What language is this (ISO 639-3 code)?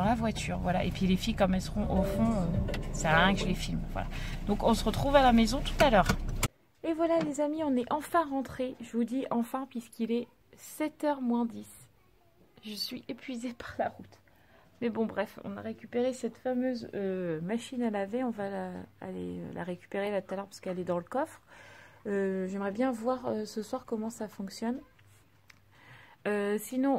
fra